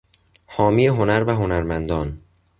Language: Persian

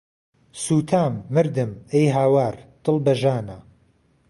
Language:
Central Kurdish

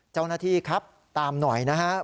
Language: Thai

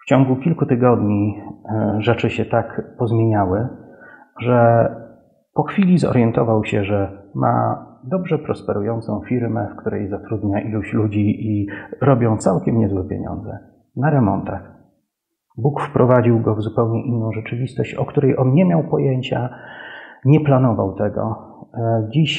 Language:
Polish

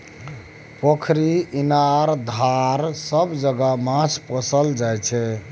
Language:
Maithili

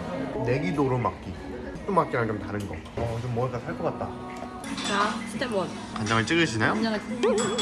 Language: Korean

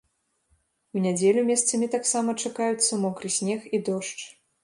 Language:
Belarusian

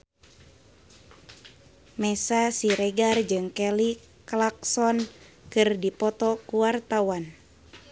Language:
Sundanese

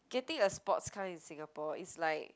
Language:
English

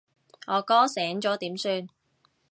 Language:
Cantonese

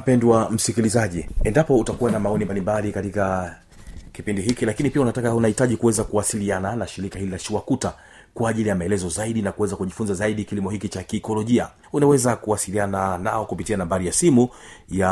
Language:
Swahili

